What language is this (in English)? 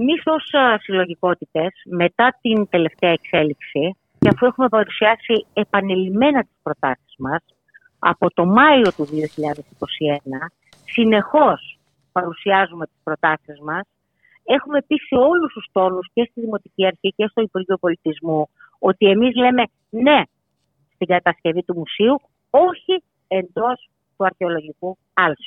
Greek